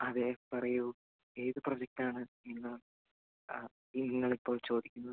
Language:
Malayalam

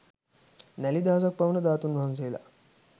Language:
Sinhala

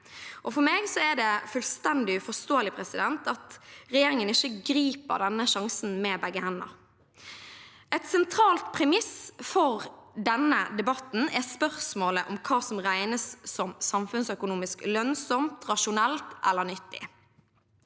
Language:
Norwegian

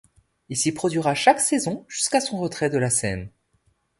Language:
French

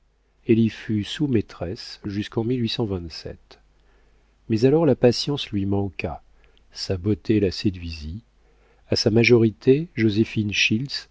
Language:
French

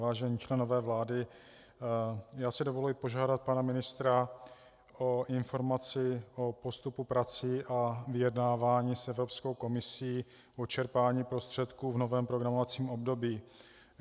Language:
Czech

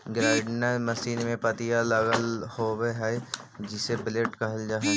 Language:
Magahi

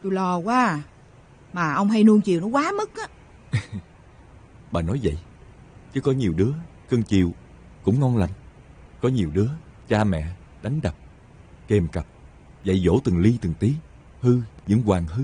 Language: Vietnamese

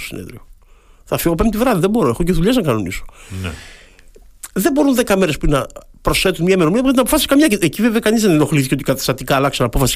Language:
Greek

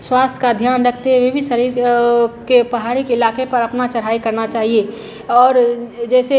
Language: Hindi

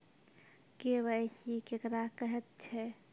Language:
Maithili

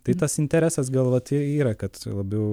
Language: Lithuanian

